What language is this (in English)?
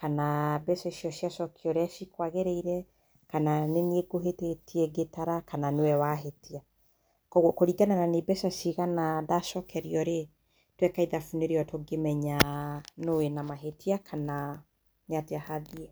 Kikuyu